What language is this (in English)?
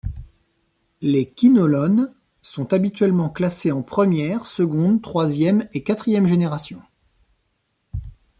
French